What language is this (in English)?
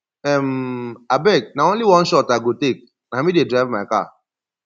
Nigerian Pidgin